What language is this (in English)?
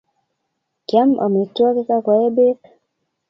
Kalenjin